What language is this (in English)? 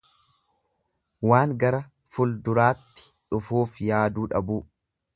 Oromo